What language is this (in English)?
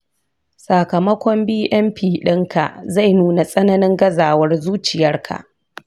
Hausa